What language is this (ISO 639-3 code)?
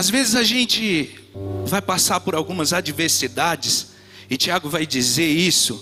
por